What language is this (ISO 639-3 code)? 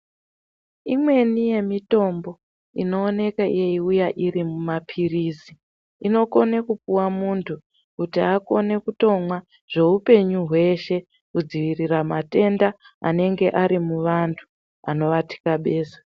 ndc